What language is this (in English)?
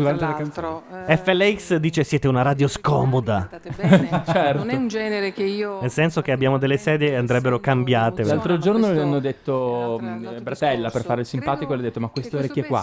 Italian